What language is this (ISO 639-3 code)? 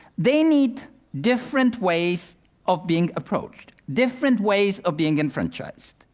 eng